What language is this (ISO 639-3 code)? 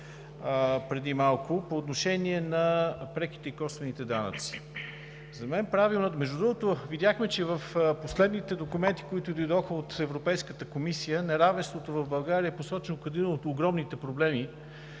bul